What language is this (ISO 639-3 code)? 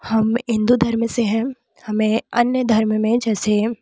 hin